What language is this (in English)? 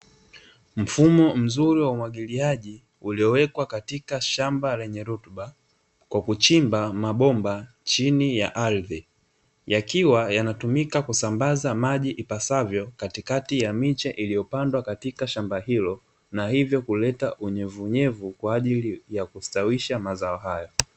Swahili